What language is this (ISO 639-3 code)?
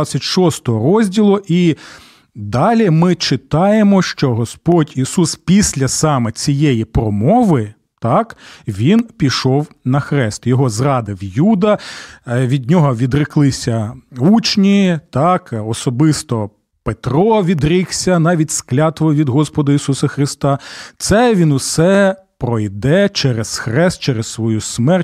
ukr